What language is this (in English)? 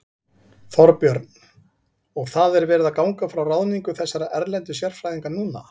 Icelandic